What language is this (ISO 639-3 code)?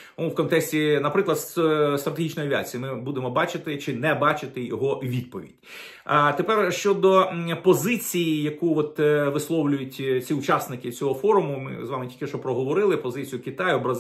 ukr